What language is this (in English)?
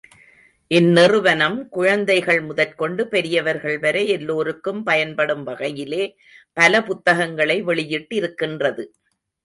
Tamil